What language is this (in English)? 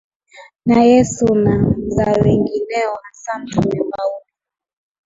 Swahili